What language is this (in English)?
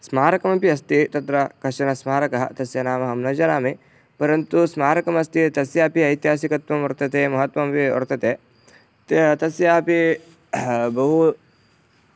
Sanskrit